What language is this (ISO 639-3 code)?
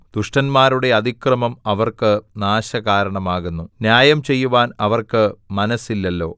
mal